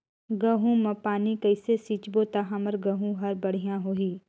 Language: Chhattisgarhi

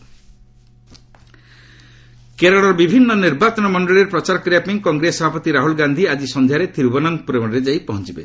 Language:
Odia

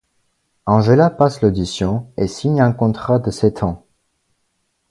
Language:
French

